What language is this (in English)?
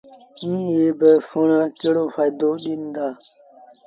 Sindhi Bhil